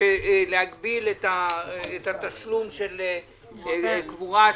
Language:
Hebrew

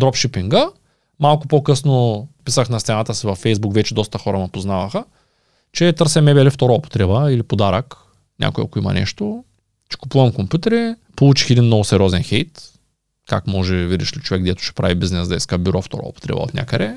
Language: Bulgarian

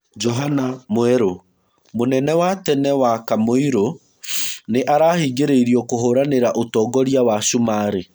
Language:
Kikuyu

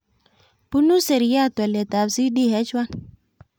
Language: Kalenjin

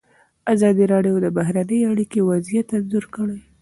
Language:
Pashto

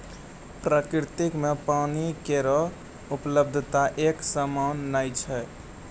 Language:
Maithili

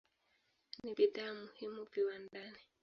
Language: Swahili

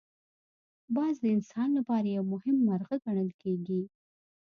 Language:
Pashto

